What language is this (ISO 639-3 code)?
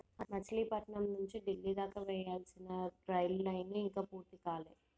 tel